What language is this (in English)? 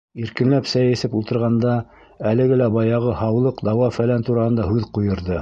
Bashkir